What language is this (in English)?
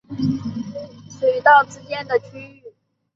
Chinese